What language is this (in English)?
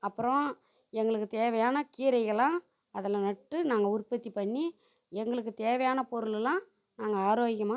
Tamil